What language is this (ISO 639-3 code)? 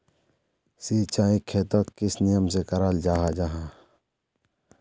mag